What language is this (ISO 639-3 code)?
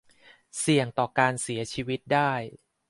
tha